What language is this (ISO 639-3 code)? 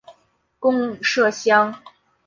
zho